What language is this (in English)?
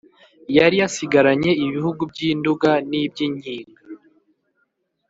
Kinyarwanda